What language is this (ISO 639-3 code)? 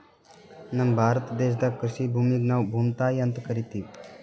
kan